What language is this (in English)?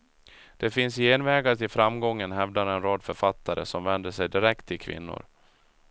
Swedish